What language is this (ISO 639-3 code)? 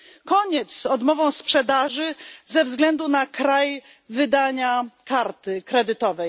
pol